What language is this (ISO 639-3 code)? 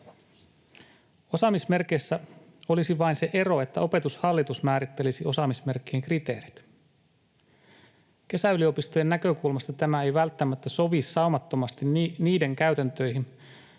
fin